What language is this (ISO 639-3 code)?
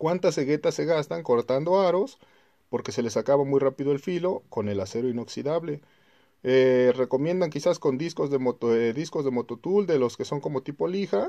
spa